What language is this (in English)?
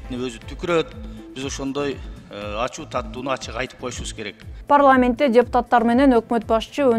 Turkish